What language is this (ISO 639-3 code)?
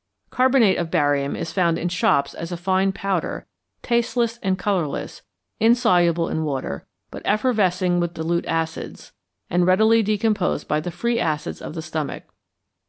eng